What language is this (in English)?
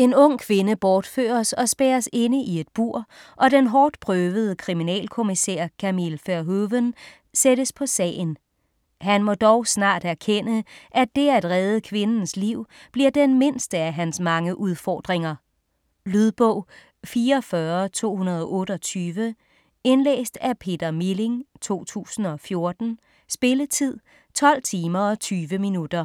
Danish